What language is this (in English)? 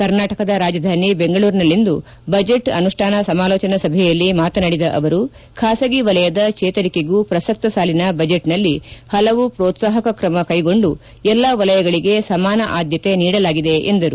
Kannada